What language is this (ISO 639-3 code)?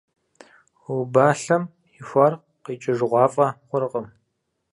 kbd